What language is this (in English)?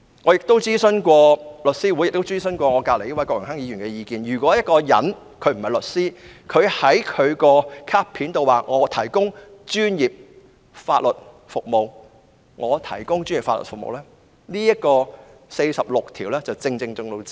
Cantonese